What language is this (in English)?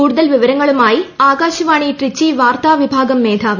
Malayalam